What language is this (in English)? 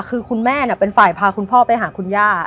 Thai